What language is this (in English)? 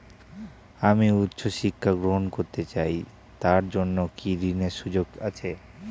Bangla